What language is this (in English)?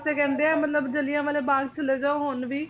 Punjabi